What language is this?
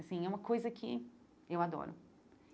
Portuguese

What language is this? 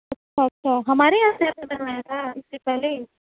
Urdu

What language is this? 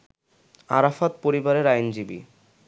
Bangla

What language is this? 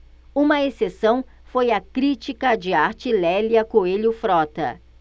Portuguese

